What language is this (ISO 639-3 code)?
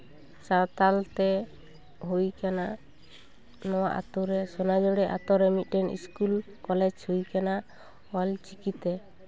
sat